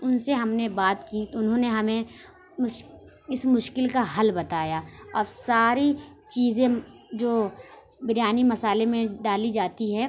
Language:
Urdu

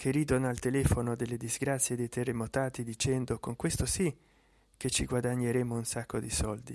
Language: Italian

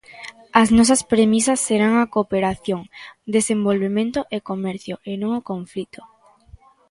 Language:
Galician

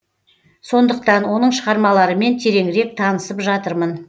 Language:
Kazakh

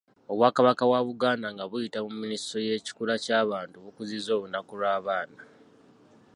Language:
Ganda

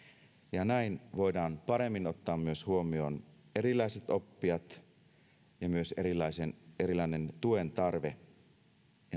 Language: Finnish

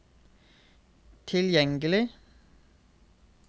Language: Norwegian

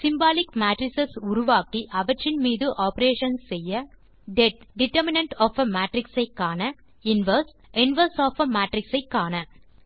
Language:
Tamil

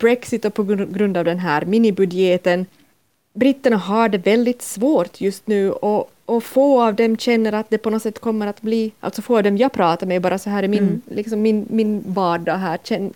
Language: Swedish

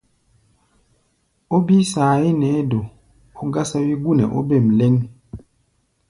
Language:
Gbaya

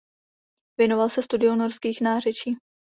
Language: Czech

